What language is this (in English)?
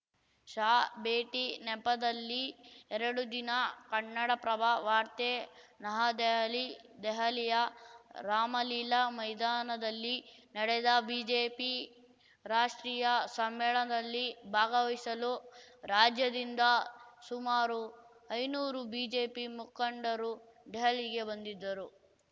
Kannada